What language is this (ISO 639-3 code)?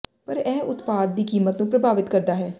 pan